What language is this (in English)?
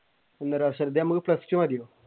Malayalam